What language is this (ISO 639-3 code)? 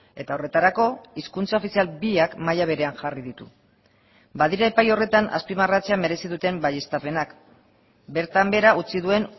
eus